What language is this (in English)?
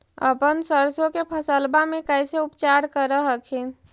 Magahi